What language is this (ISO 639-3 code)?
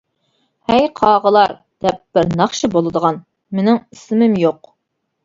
uig